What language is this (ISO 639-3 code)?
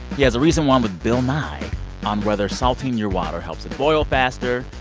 eng